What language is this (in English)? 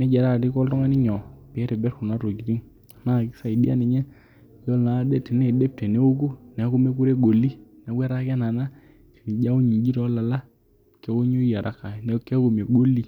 Masai